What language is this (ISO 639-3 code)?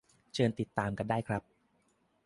tha